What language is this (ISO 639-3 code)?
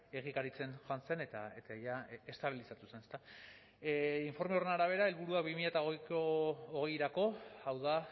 eus